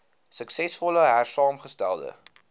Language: Afrikaans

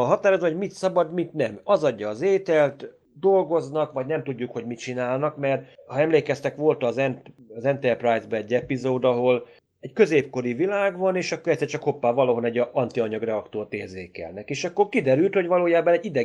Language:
Hungarian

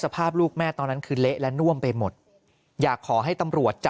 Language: Thai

